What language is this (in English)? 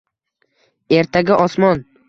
Uzbek